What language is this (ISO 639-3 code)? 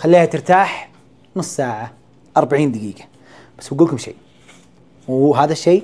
ara